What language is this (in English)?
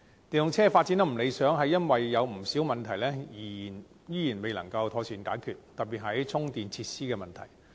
Cantonese